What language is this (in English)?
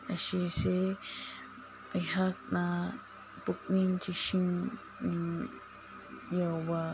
Manipuri